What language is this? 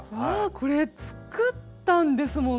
Japanese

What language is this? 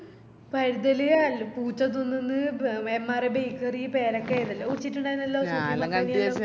Malayalam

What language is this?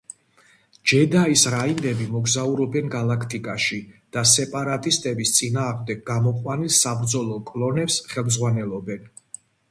Georgian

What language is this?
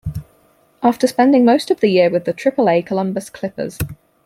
English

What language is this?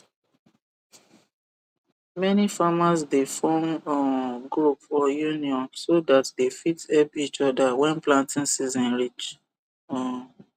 Nigerian Pidgin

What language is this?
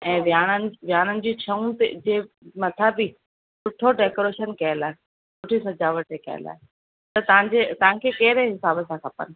Sindhi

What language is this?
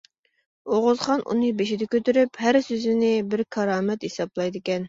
Uyghur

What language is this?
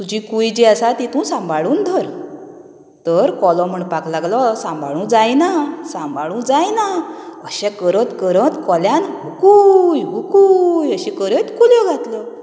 Konkani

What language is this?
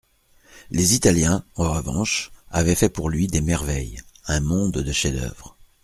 French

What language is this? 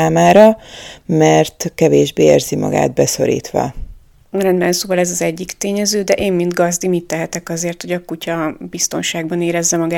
Hungarian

